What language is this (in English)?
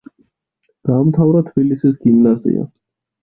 Georgian